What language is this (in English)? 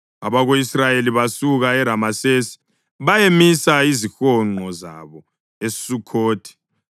North Ndebele